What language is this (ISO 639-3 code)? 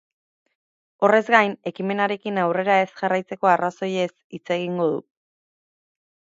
eus